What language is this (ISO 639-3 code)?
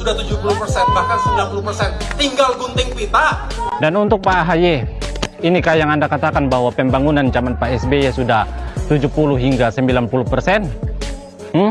ind